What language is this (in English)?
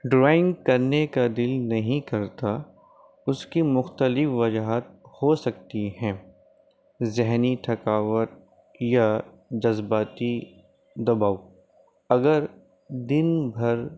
Urdu